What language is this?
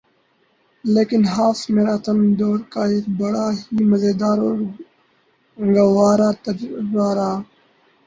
Urdu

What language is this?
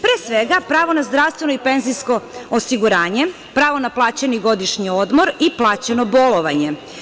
Serbian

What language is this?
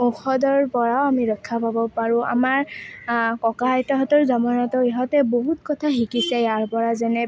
Assamese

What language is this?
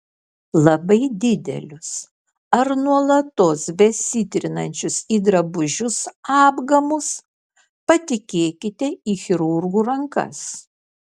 Lithuanian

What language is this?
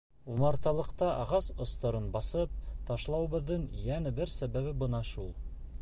Bashkir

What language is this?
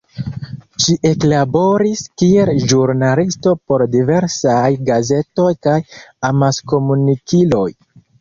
Esperanto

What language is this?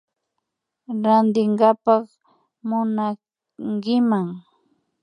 Imbabura Highland Quichua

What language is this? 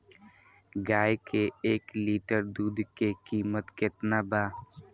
Bhojpuri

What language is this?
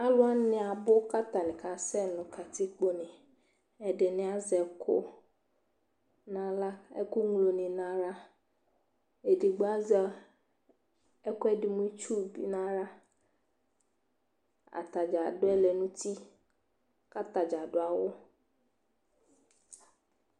Ikposo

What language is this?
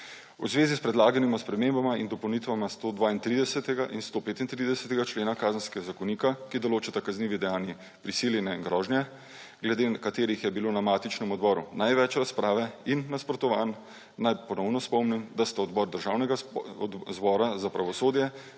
Slovenian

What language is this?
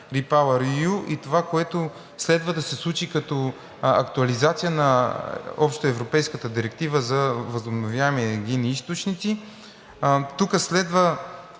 Bulgarian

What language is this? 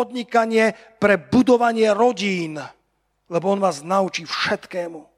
Slovak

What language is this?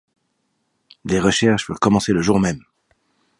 French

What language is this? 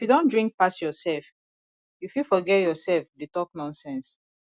Nigerian Pidgin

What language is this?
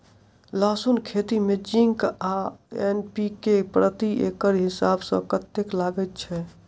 Maithili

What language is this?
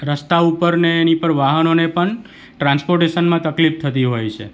Gujarati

